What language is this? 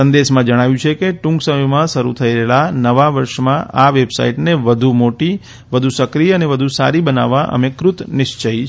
Gujarati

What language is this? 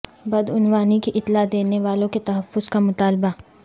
Urdu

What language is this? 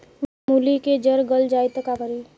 Bhojpuri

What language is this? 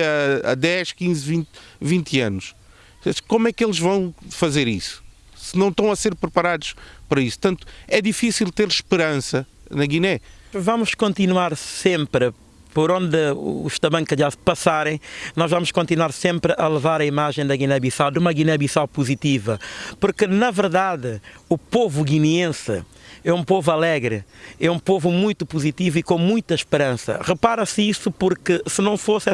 Portuguese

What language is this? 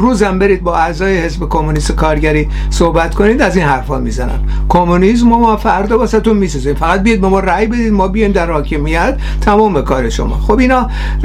Persian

